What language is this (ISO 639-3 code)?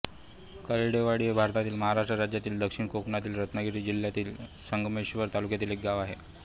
mar